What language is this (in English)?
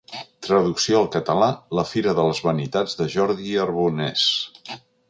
Catalan